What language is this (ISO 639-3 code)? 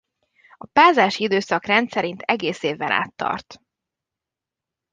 hun